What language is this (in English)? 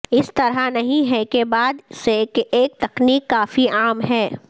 Urdu